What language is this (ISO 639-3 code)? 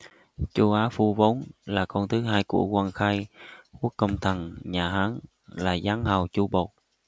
vie